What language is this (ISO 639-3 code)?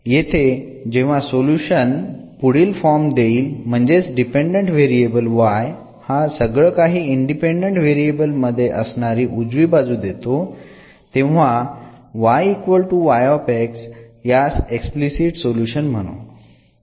mar